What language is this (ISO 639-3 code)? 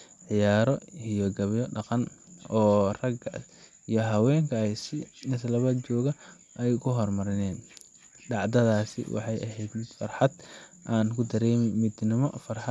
som